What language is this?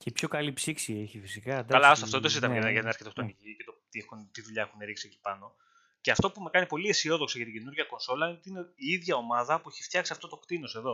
Greek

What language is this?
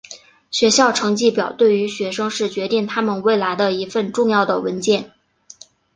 Chinese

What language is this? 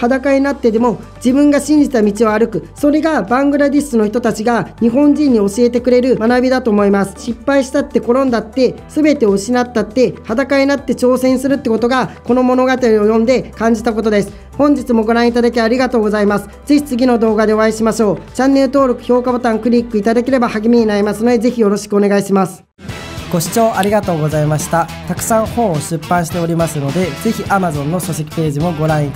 Japanese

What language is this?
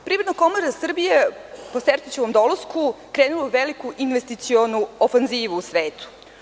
Serbian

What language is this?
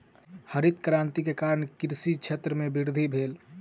Maithili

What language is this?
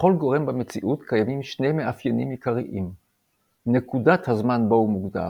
Hebrew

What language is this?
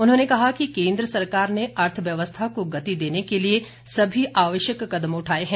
Hindi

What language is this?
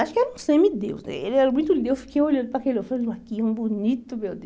Portuguese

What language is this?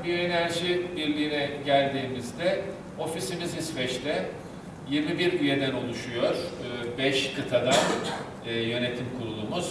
Turkish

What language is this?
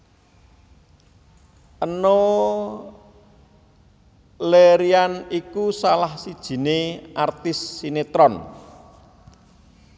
Javanese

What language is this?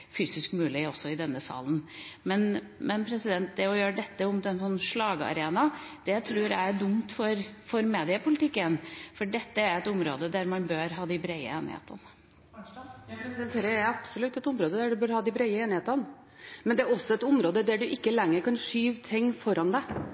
Norwegian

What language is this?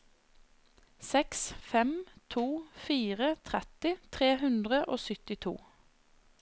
Norwegian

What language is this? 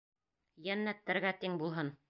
Bashkir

